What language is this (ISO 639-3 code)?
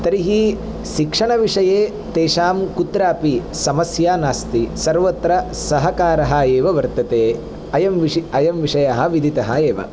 san